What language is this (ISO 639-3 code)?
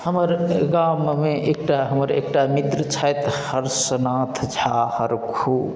mai